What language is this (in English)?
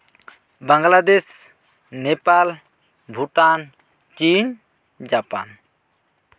Santali